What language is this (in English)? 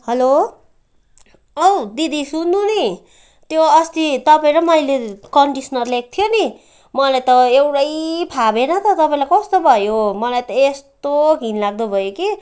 Nepali